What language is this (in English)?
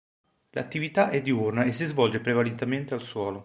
Italian